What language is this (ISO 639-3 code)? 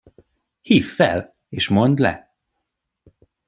hun